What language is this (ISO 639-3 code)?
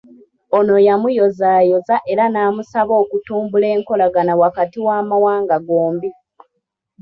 lug